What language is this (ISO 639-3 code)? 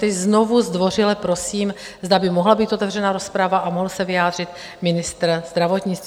ces